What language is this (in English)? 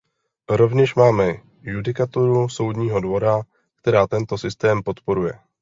Czech